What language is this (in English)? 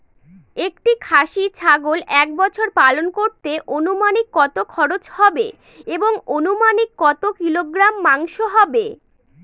Bangla